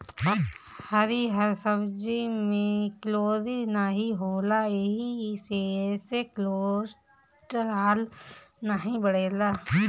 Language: Bhojpuri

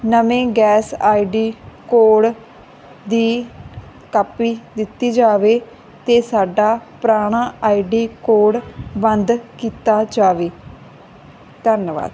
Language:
Punjabi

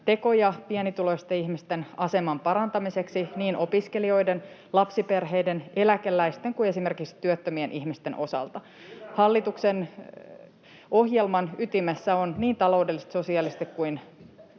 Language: Finnish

